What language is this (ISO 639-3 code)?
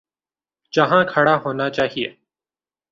urd